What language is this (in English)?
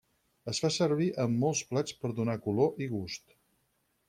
Catalan